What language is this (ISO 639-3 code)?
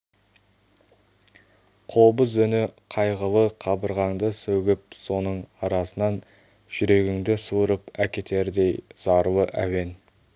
kaz